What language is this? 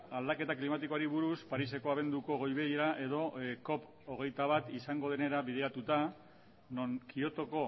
Basque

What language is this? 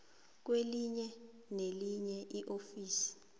South Ndebele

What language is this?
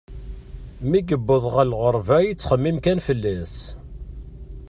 Kabyle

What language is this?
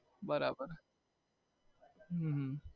Gujarati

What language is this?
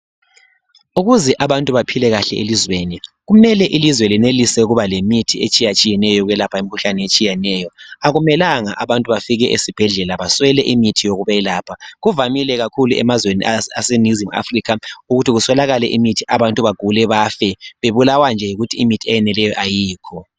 North Ndebele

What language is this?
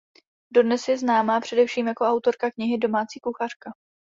Czech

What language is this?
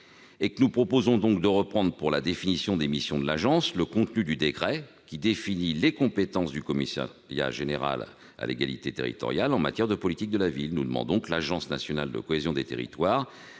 French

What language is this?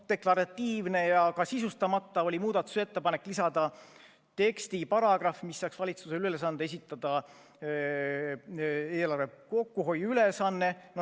Estonian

